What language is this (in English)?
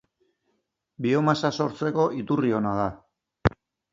Basque